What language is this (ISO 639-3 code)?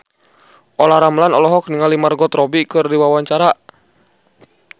sun